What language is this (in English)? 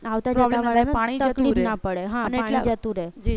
Gujarati